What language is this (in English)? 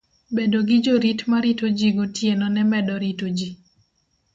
Luo (Kenya and Tanzania)